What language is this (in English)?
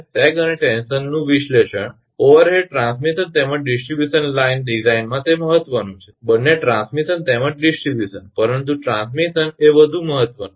Gujarati